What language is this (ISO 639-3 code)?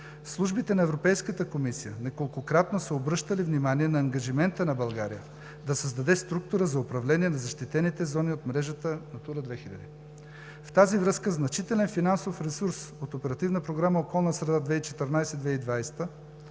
bul